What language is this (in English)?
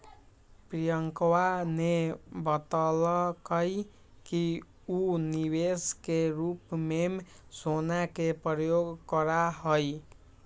Magahi